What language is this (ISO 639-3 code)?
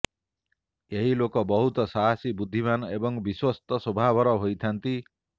ori